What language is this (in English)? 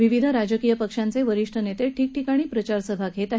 Marathi